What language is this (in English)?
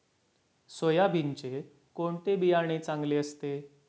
Marathi